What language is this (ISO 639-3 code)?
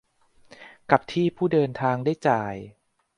tha